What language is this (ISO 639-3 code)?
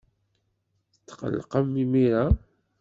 kab